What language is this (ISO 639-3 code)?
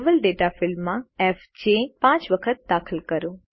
guj